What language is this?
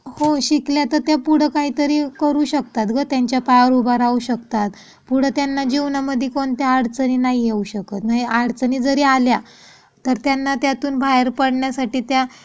Marathi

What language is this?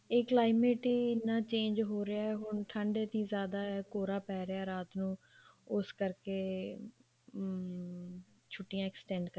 Punjabi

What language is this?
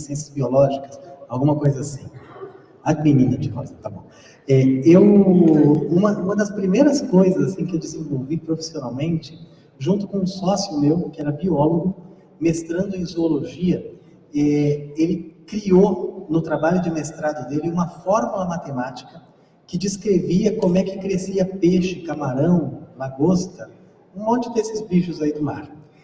Portuguese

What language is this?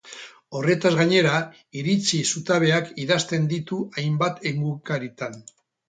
Basque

